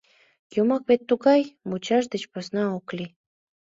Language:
Mari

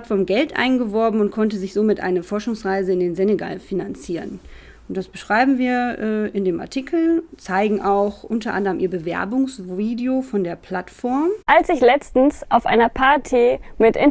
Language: German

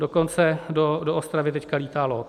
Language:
Czech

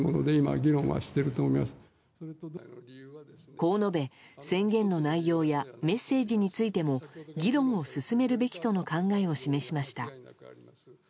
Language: Japanese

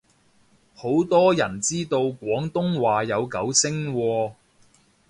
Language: Cantonese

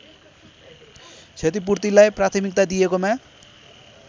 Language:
Nepali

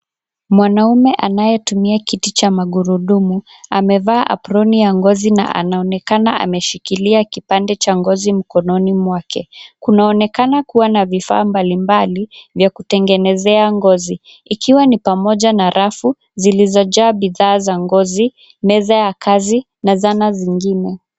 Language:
Swahili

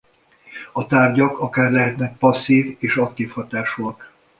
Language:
Hungarian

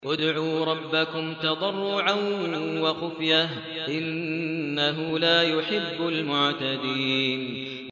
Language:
Arabic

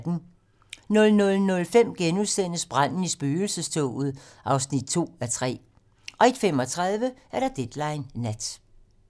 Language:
Danish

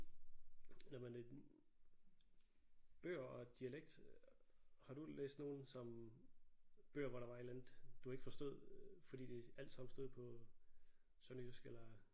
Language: Danish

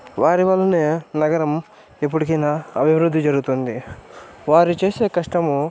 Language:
Telugu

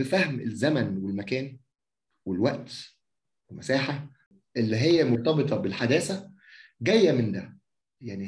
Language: Arabic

